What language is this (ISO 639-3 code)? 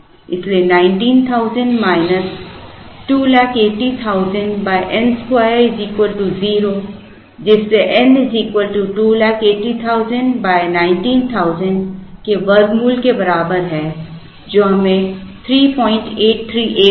hin